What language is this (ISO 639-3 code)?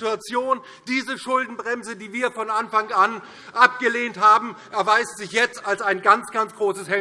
deu